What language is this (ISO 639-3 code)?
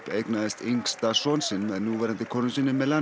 isl